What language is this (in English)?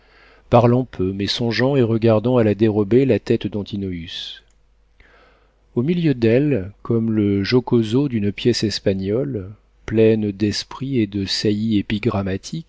French